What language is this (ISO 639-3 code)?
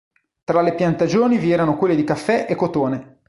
ita